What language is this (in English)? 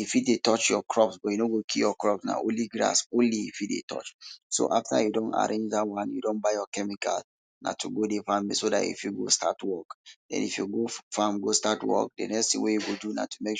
Nigerian Pidgin